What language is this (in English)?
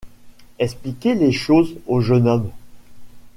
French